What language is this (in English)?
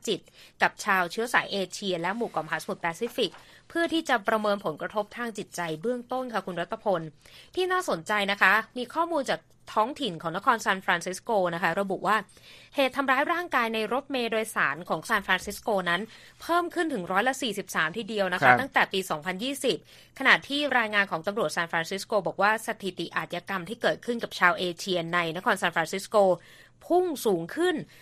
Thai